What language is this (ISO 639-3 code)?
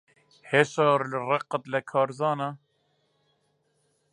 ckb